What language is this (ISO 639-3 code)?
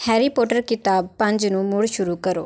pan